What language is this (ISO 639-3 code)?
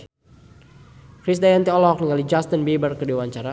sun